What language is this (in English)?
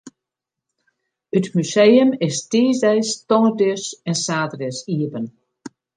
Western Frisian